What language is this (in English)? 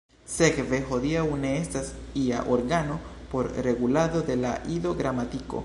Esperanto